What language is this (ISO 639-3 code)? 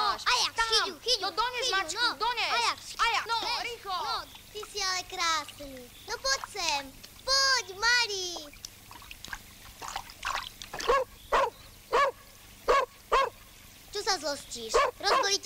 ces